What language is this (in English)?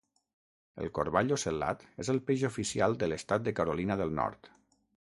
Catalan